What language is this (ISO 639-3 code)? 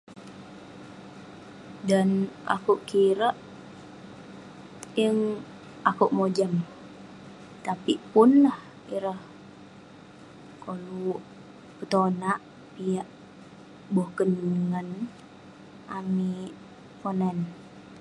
pne